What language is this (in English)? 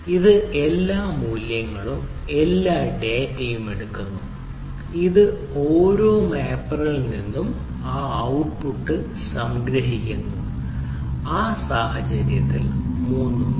Malayalam